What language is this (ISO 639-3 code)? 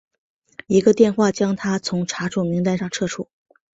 zho